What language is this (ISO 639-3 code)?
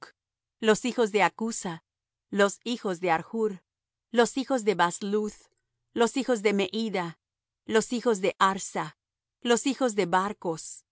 spa